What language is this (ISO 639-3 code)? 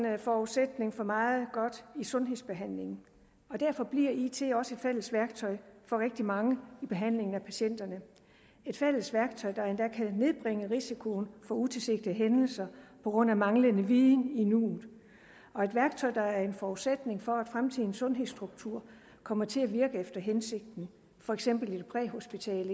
dan